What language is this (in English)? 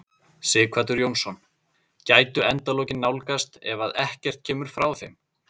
Icelandic